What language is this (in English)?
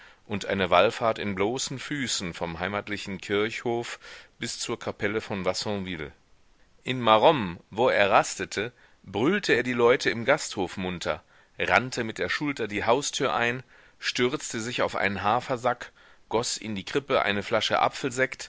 German